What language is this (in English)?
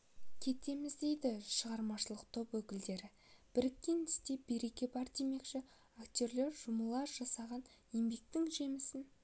Kazakh